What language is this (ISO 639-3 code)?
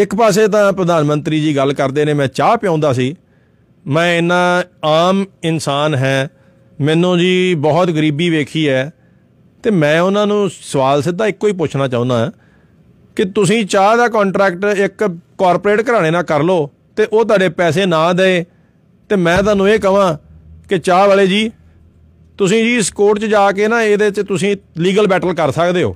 pan